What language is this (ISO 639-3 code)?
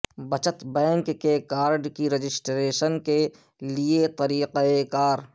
urd